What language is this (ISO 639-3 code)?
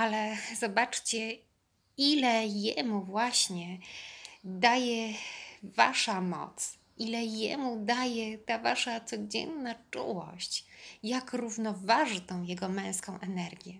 pol